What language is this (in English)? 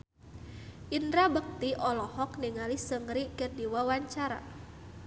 Sundanese